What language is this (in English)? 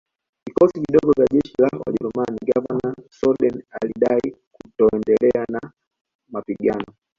Swahili